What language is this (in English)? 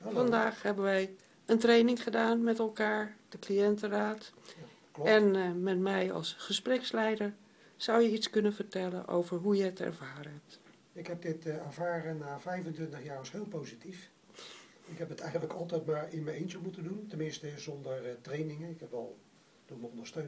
Dutch